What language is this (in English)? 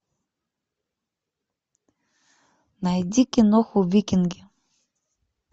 Russian